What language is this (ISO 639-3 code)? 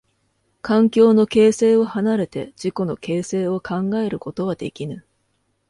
jpn